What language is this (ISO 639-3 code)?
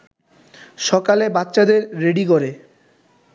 ben